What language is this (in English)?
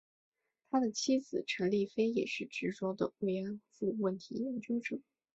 Chinese